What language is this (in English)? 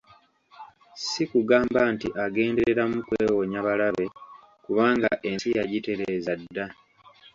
Ganda